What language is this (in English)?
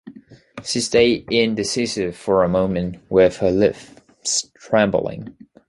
English